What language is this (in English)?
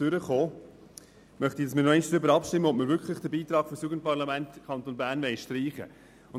Swiss German